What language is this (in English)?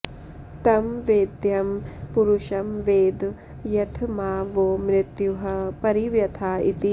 Sanskrit